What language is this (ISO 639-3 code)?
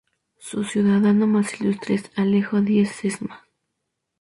spa